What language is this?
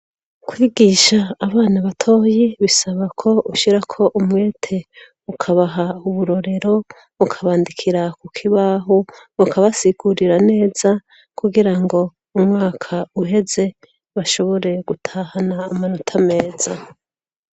Rundi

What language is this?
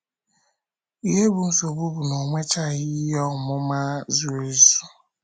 Igbo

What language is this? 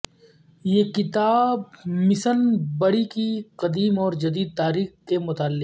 Urdu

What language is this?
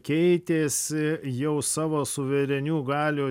Lithuanian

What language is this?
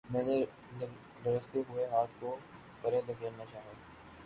Urdu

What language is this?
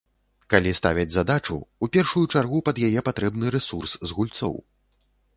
Belarusian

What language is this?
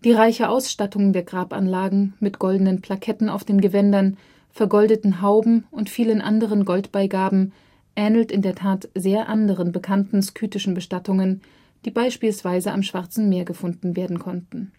German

